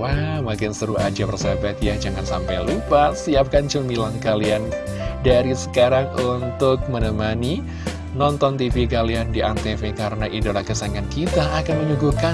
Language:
Indonesian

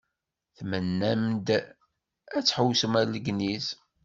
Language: Kabyle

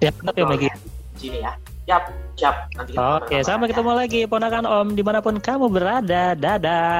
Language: Indonesian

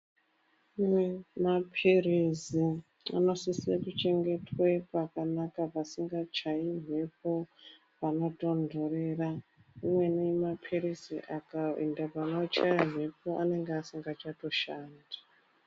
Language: Ndau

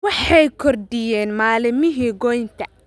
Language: Somali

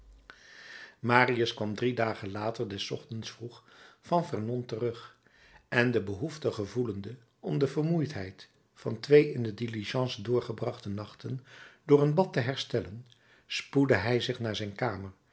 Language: Dutch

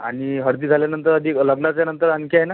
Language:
Marathi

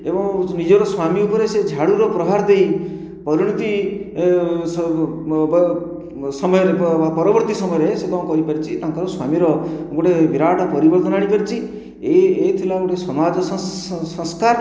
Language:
Odia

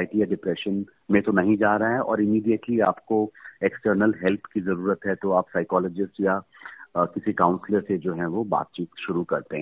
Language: Hindi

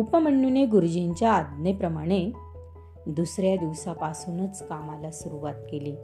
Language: Marathi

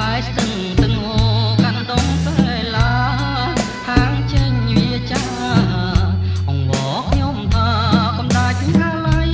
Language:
Thai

